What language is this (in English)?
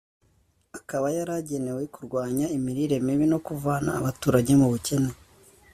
Kinyarwanda